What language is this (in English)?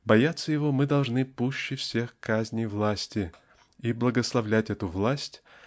Russian